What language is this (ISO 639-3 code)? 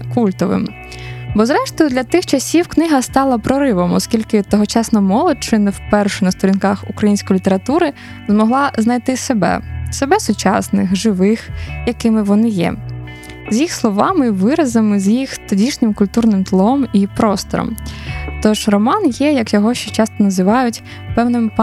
ukr